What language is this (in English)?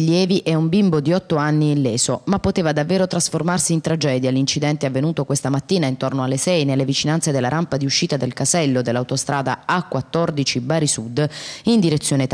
Italian